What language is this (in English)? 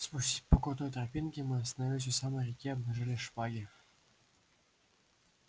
Russian